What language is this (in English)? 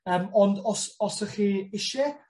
Welsh